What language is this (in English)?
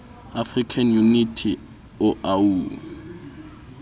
Southern Sotho